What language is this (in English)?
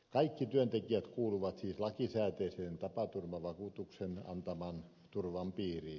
Finnish